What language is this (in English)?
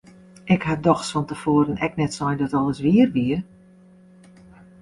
Western Frisian